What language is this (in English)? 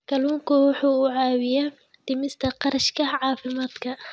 Somali